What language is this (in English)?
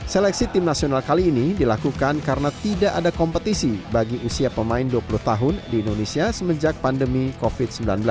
Indonesian